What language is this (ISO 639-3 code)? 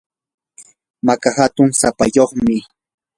qur